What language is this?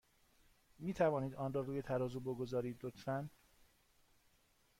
Persian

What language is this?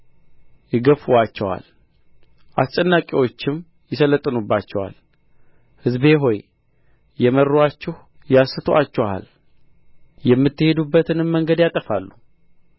Amharic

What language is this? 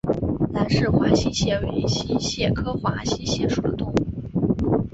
Chinese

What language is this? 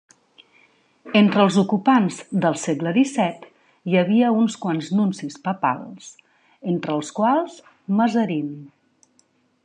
Catalan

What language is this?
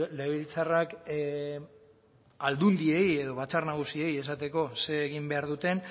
Basque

